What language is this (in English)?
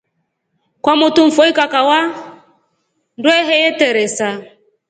Rombo